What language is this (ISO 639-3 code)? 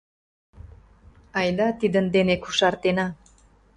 chm